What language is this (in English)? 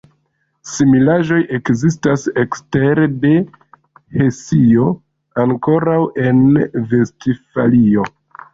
Esperanto